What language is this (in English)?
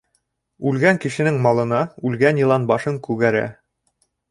Bashkir